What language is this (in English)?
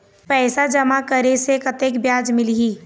Chhattisgarhi